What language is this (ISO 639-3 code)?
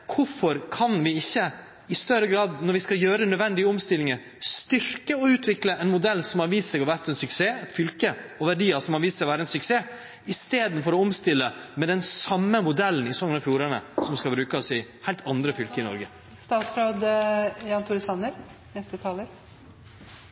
nno